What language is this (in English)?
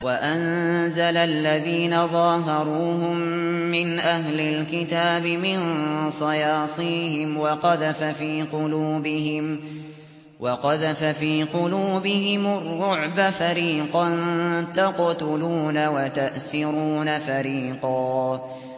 Arabic